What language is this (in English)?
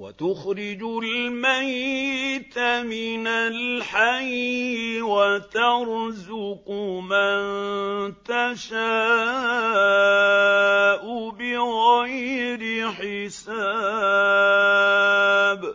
Arabic